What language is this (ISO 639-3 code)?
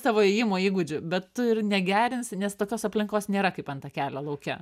lit